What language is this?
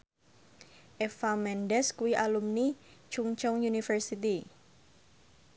Javanese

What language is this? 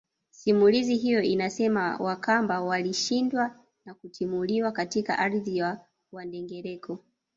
Swahili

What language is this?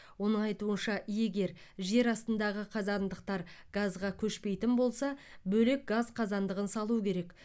Kazakh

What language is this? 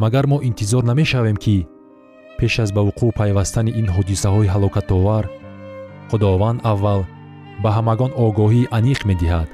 Persian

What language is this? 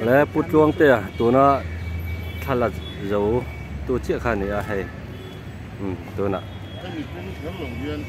Thai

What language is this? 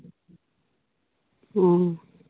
Assamese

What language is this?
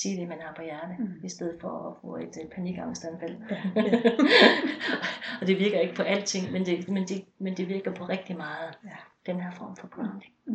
Danish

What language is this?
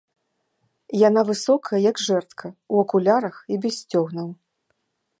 Belarusian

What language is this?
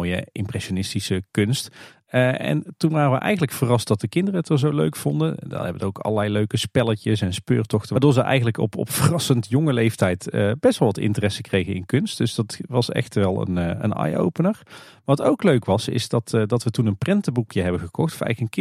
Dutch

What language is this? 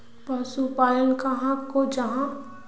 Magahi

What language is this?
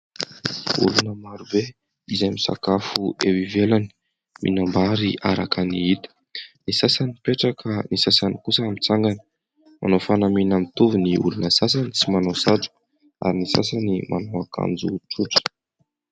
Malagasy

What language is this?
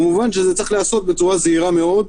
Hebrew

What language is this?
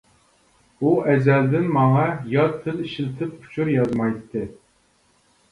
Uyghur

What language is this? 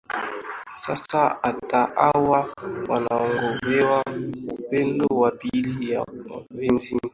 Swahili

